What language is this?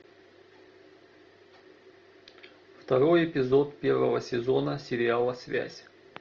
Russian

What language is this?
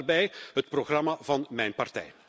Dutch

